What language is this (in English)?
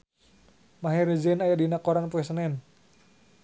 Sundanese